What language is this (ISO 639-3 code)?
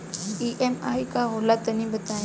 bho